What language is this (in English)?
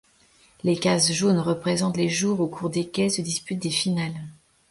French